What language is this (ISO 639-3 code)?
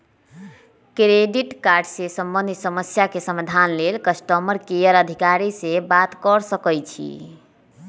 mag